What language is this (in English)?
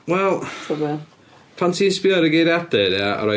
Welsh